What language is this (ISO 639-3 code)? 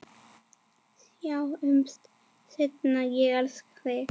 isl